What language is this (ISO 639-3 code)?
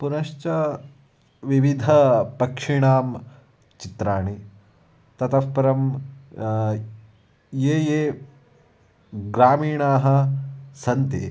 san